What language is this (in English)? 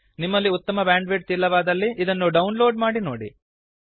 Kannada